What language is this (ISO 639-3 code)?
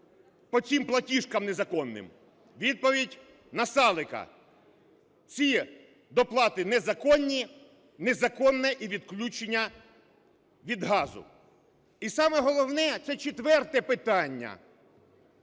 ukr